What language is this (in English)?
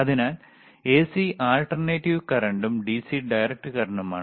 Malayalam